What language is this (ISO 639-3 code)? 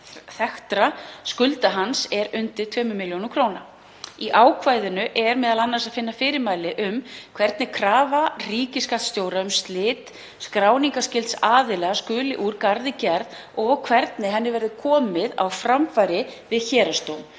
isl